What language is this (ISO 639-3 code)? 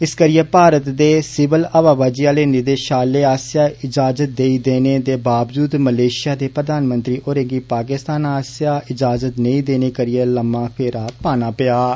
doi